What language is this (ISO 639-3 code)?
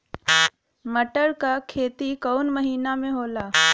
bho